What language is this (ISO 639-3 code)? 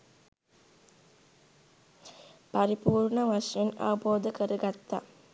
sin